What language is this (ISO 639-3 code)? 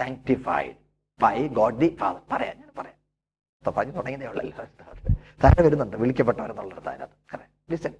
mal